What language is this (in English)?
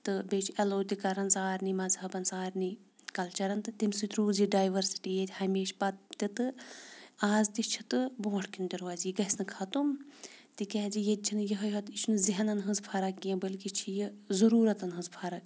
Kashmiri